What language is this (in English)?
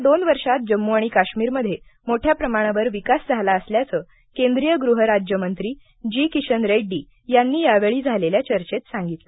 Marathi